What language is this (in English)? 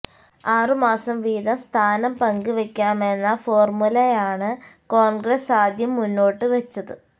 Malayalam